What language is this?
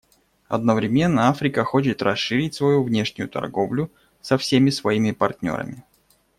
Russian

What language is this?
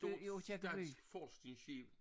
Danish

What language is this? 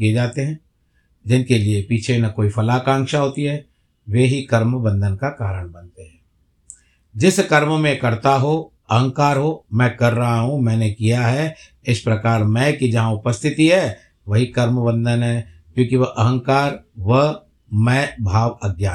Hindi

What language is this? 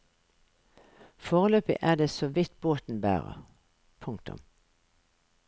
Norwegian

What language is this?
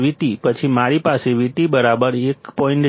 Gujarati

